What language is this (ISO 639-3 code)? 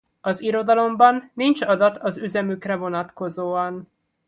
hun